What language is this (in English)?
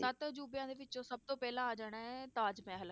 Punjabi